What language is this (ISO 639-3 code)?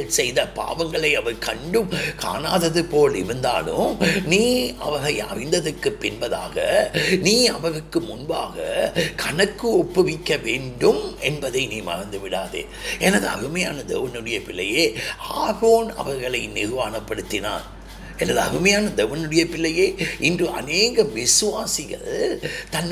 tam